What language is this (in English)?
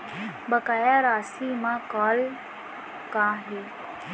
Chhattisgarhi